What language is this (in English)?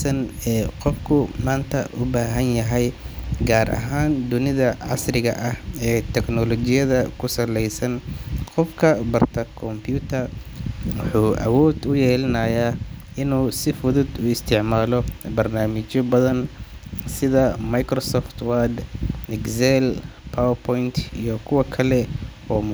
Somali